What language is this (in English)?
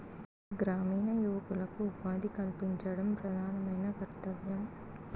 Telugu